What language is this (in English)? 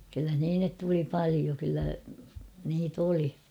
Finnish